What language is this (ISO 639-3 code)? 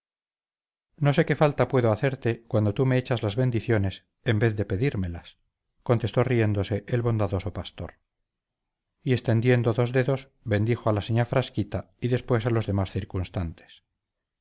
spa